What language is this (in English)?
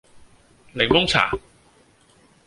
Cantonese